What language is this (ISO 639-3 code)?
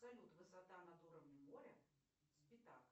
rus